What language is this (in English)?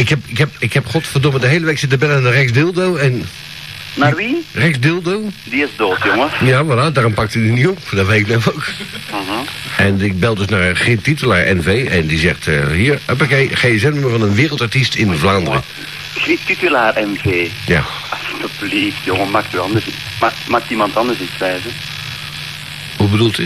Dutch